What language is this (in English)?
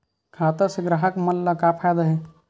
Chhattisgarhi